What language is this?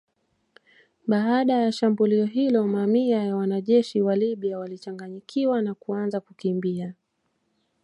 Swahili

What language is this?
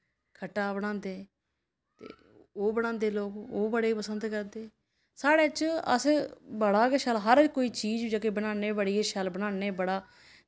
Dogri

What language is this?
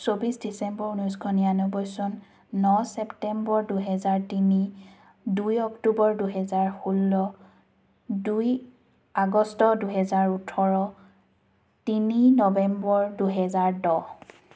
Assamese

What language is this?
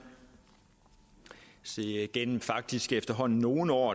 Danish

